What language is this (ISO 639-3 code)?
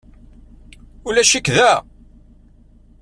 kab